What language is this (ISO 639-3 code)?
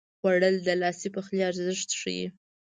pus